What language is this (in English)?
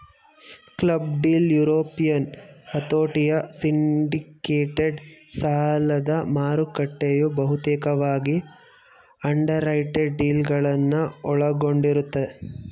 Kannada